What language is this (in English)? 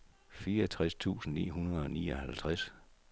Danish